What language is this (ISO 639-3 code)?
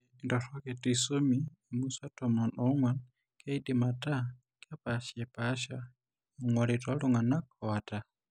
mas